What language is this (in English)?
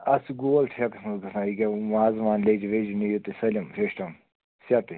Kashmiri